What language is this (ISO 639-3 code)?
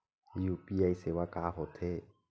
hne